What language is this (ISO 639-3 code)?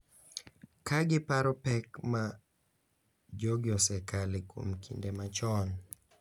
luo